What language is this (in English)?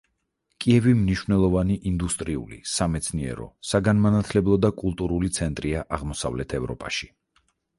Georgian